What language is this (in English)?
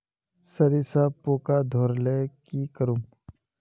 Magahi